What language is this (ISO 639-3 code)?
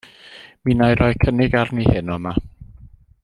cym